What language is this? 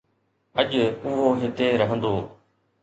Sindhi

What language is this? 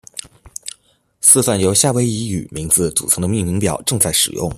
Chinese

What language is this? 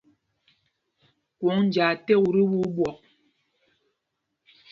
Mpumpong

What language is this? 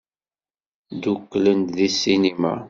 Kabyle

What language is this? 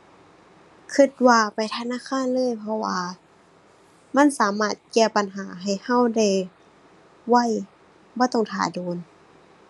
Thai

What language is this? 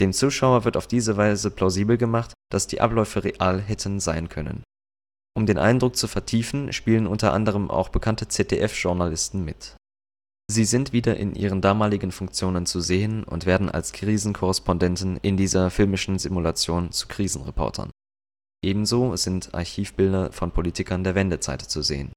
German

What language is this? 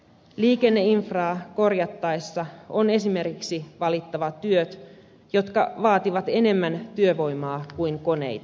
Finnish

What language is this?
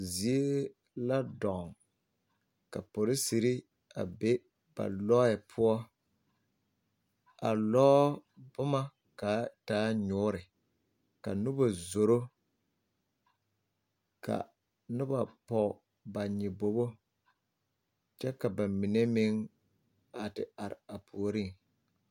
Southern Dagaare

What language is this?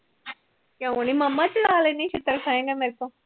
Punjabi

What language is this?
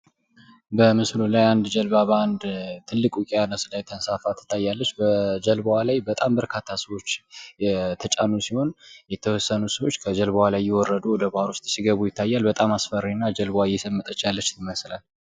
Amharic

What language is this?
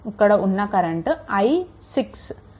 Telugu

